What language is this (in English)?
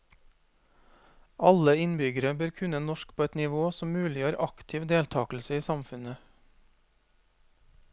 Norwegian